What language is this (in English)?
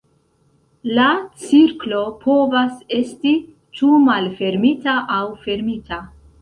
Esperanto